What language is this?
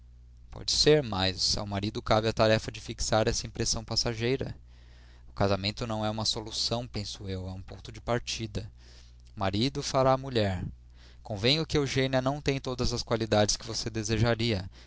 Portuguese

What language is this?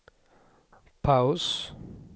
Swedish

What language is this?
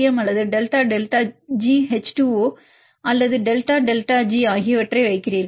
Tamil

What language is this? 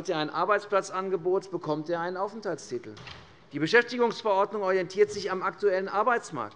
German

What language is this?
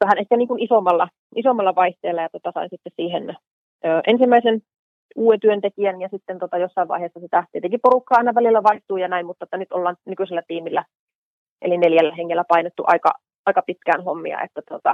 Finnish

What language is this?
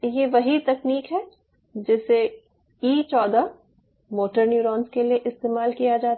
Hindi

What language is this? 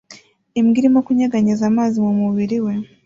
Kinyarwanda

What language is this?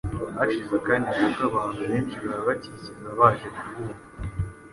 Kinyarwanda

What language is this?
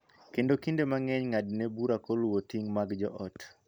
Luo (Kenya and Tanzania)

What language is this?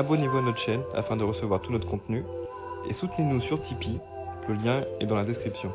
French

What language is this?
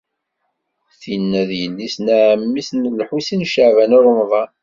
Kabyle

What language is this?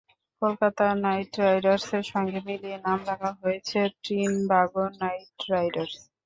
Bangla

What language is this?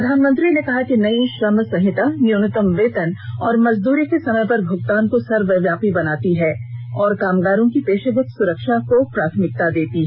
Hindi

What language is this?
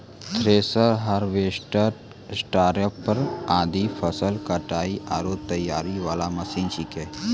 Maithili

